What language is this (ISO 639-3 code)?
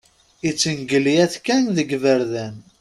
kab